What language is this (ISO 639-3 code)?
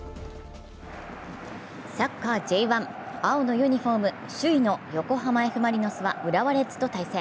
jpn